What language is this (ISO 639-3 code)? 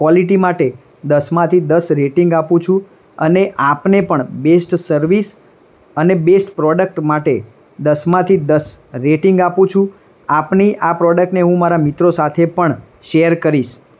guj